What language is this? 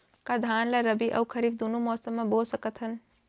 Chhattisgarhi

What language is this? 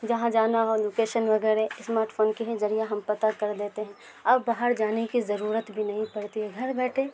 Urdu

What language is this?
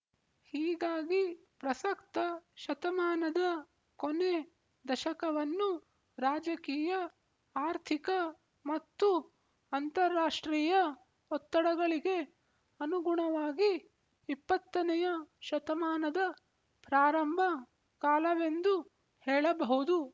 Kannada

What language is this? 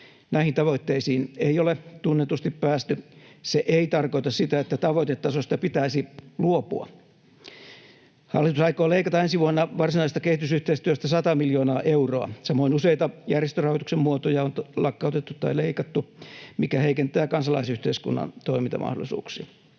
Finnish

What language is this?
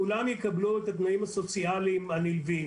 Hebrew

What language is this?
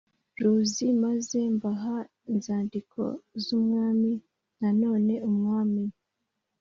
Kinyarwanda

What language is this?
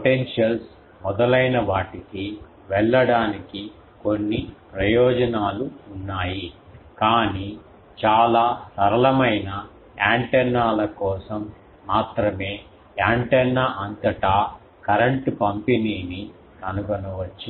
Telugu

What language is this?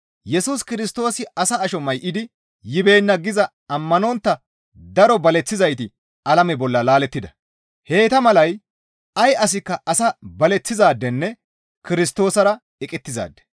Gamo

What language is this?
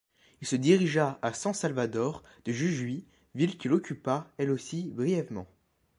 French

